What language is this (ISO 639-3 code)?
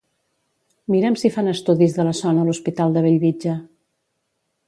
cat